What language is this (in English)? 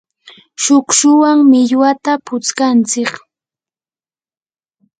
Yanahuanca Pasco Quechua